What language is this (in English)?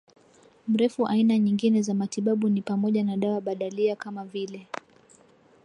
Swahili